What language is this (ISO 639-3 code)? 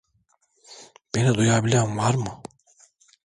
tur